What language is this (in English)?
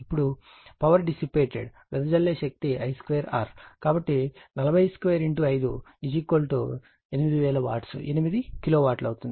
Telugu